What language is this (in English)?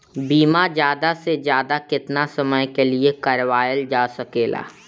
Bhojpuri